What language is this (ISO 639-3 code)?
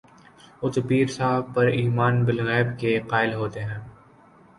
urd